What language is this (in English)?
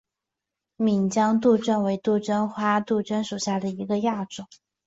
Chinese